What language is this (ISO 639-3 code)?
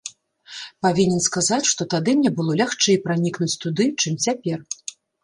bel